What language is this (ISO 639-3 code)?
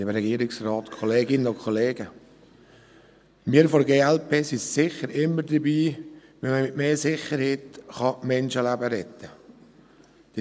gsw